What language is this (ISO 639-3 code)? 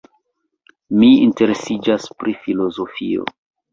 epo